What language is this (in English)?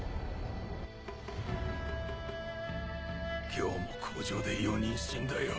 Japanese